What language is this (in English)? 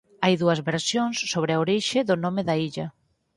Galician